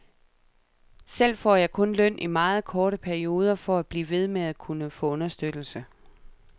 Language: Danish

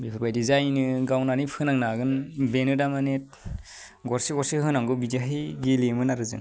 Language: Bodo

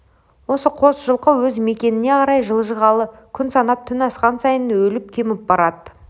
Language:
Kazakh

